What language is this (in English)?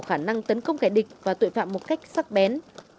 Vietnamese